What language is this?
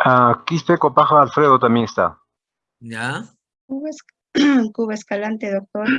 Spanish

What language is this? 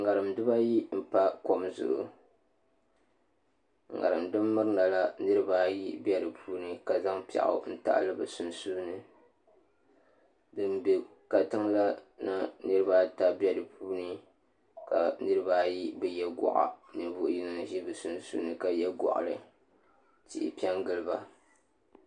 Dagbani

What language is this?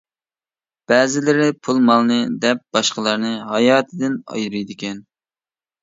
Uyghur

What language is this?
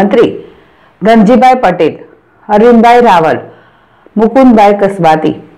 Gujarati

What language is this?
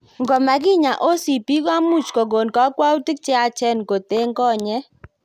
Kalenjin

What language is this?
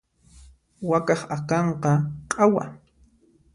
Puno Quechua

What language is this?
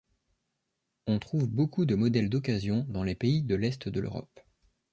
French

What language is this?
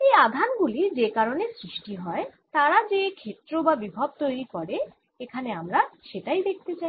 Bangla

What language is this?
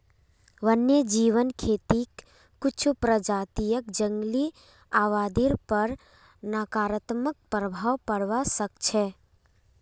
Magahi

